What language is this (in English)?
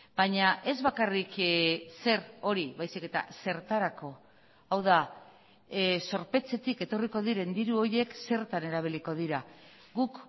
Basque